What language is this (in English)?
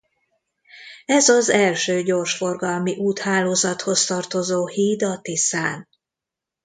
Hungarian